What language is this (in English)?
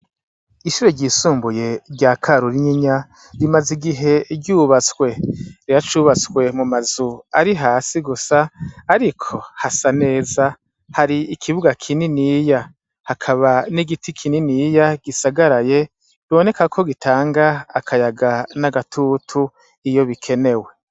Rundi